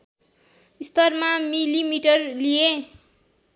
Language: Nepali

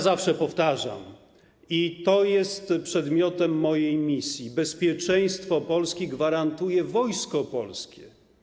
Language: Polish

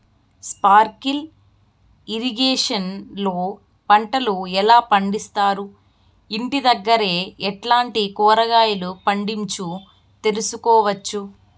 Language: Telugu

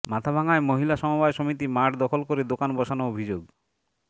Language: Bangla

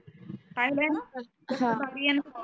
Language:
Marathi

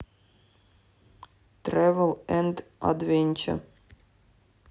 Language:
Russian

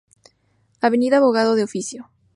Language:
Spanish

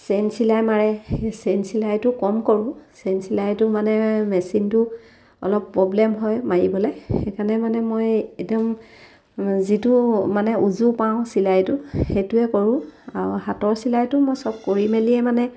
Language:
Assamese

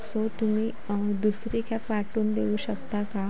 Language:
Marathi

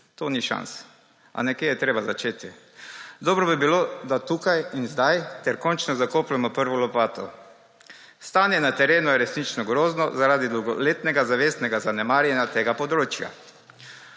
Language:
Slovenian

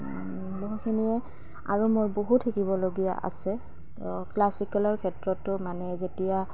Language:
Assamese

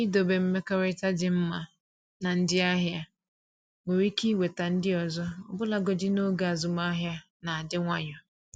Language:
Igbo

